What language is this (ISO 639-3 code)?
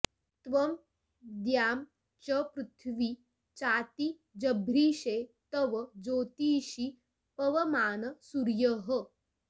san